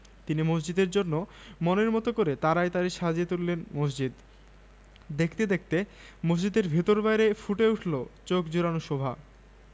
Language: Bangla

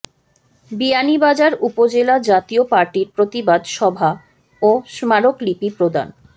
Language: Bangla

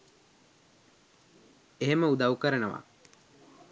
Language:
Sinhala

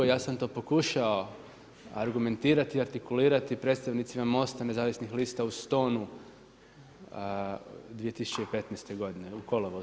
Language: Croatian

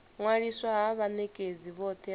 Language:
Venda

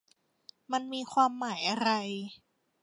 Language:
Thai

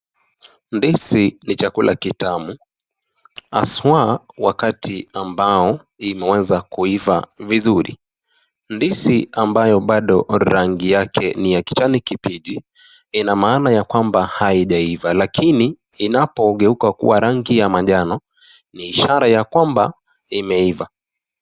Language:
Swahili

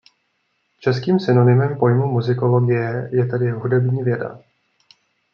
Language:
Czech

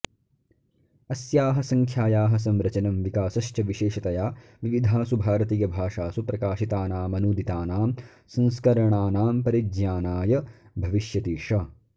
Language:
Sanskrit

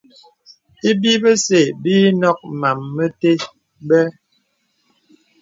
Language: Bebele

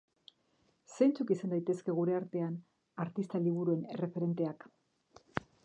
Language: Basque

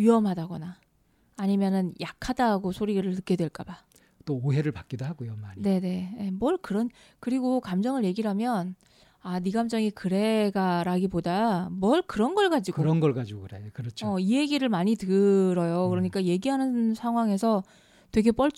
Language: Korean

